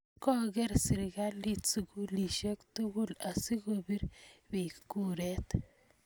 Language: Kalenjin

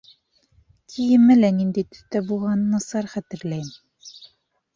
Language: Bashkir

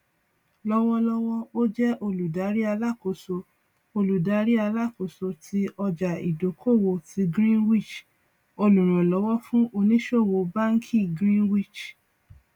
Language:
Yoruba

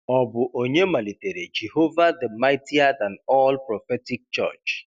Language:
Igbo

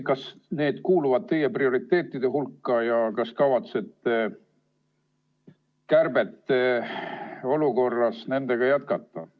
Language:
Estonian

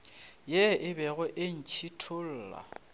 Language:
Northern Sotho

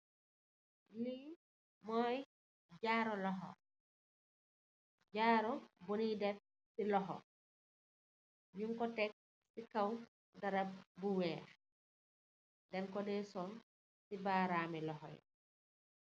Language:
Wolof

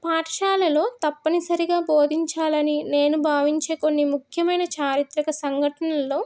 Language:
Telugu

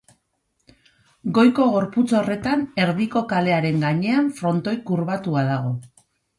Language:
Basque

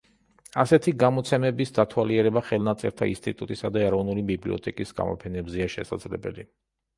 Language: Georgian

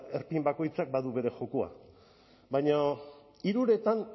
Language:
Basque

